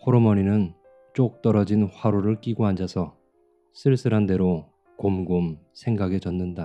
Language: Korean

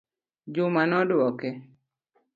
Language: Luo (Kenya and Tanzania)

